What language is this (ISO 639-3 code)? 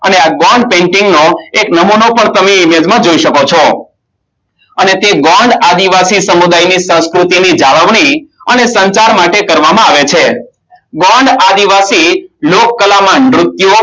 guj